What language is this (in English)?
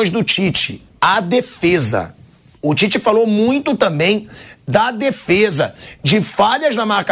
Portuguese